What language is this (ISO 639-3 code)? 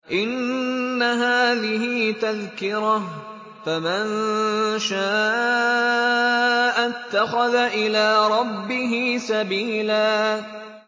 ara